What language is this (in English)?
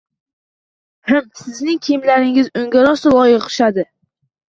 Uzbek